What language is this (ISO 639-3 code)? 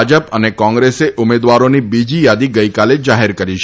guj